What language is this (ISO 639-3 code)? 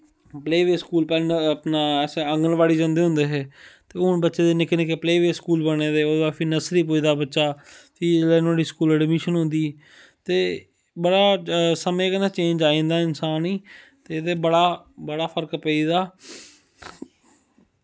doi